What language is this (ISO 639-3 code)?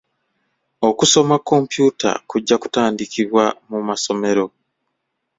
lug